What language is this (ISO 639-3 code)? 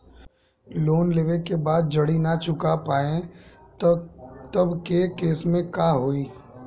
bho